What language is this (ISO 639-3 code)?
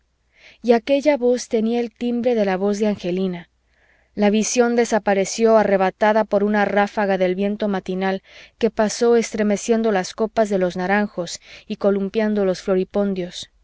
spa